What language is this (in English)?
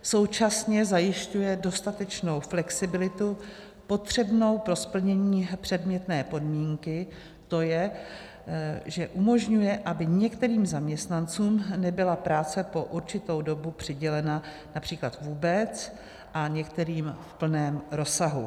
Czech